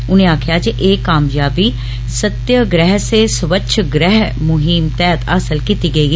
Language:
Dogri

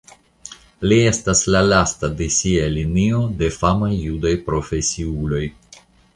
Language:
Esperanto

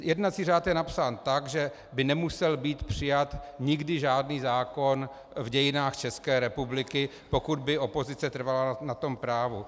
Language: Czech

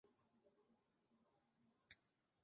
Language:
Chinese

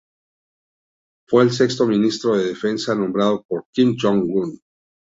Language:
Spanish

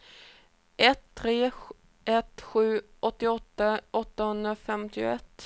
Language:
Swedish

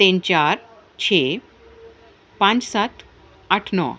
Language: Punjabi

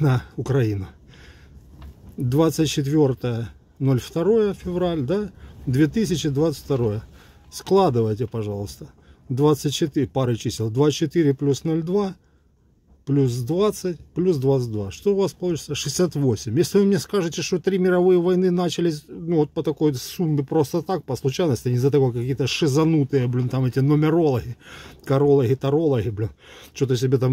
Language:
Russian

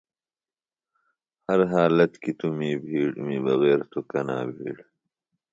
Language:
Phalura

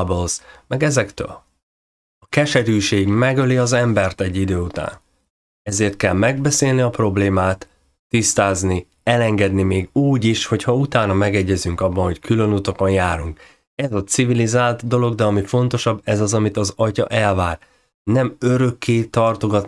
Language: Hungarian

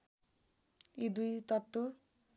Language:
Nepali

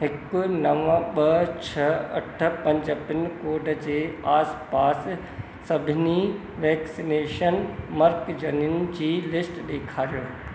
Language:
Sindhi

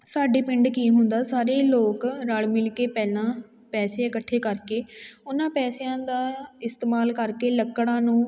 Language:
Punjabi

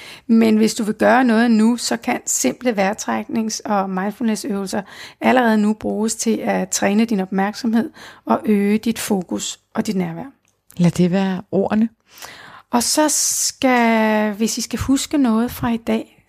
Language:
Danish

